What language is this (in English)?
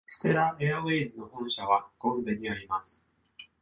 Japanese